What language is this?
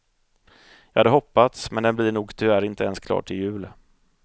Swedish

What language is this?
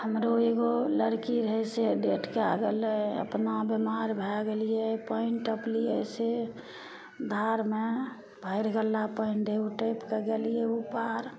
Maithili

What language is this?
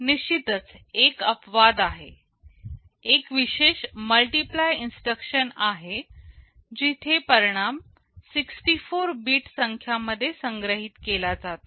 Marathi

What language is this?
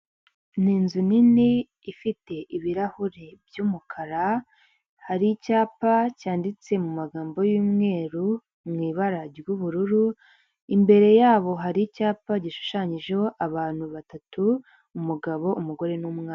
Kinyarwanda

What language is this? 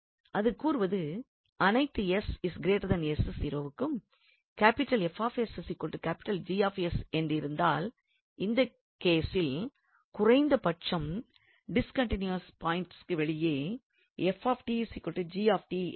Tamil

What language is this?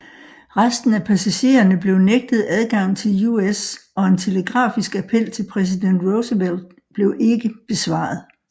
Danish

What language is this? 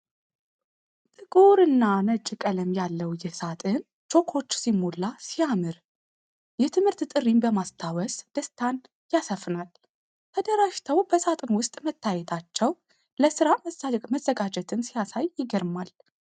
Amharic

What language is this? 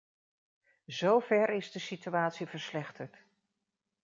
Dutch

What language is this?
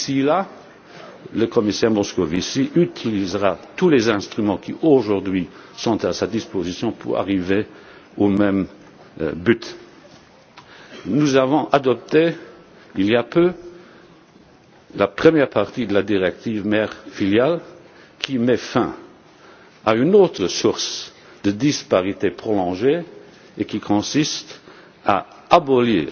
French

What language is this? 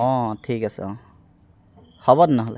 Assamese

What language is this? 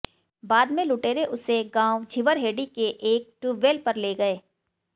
Hindi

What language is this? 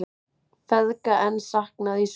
Icelandic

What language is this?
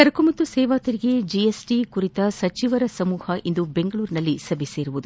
Kannada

